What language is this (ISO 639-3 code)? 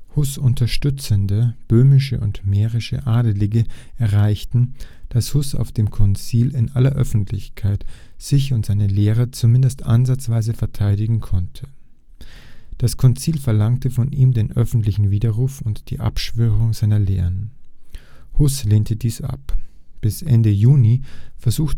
deu